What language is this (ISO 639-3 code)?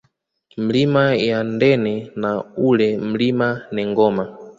swa